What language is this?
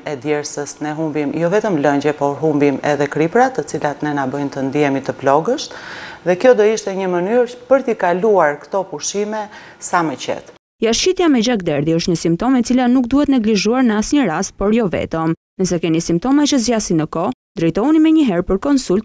Romanian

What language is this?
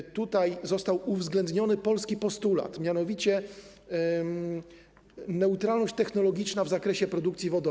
Polish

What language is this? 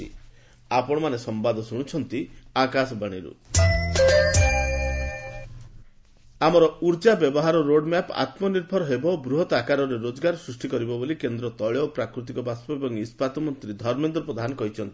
Odia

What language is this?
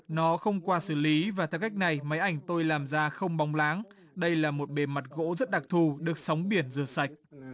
Vietnamese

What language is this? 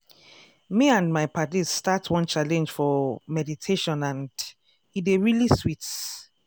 Nigerian Pidgin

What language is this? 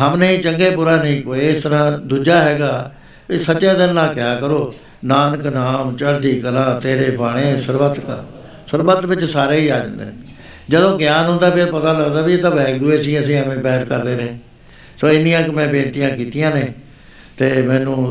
Punjabi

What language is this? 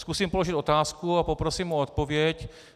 Czech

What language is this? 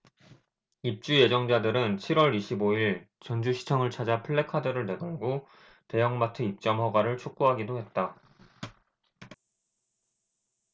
Korean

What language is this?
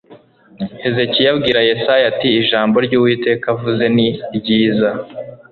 Kinyarwanda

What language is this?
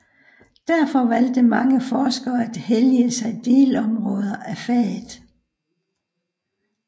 Danish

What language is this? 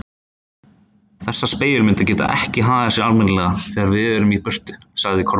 Icelandic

